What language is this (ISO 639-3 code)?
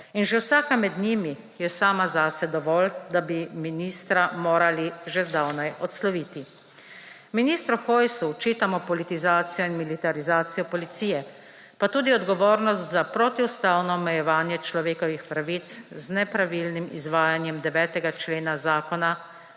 slv